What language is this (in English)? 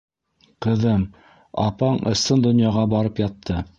Bashkir